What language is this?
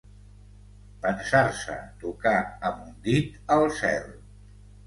Catalan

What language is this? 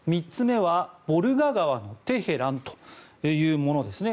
Japanese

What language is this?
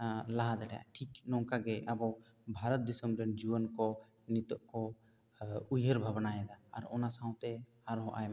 Santali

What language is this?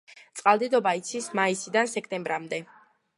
Georgian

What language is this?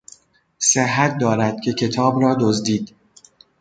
Persian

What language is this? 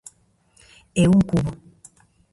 Galician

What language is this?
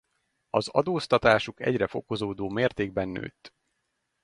Hungarian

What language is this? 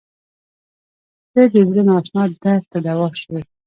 Pashto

